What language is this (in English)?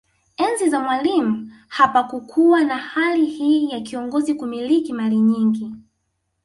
Swahili